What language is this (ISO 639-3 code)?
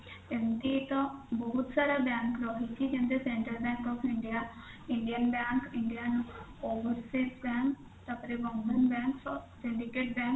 ori